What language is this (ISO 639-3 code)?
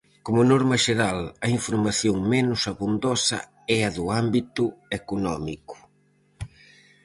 glg